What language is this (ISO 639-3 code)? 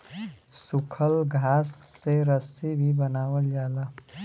bho